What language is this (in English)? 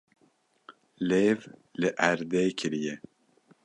Kurdish